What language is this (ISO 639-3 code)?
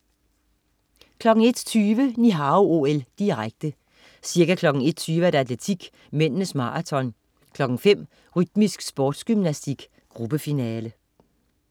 dan